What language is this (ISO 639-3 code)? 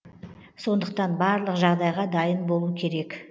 kaz